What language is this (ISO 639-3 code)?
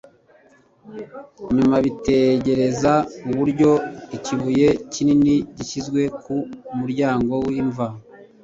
kin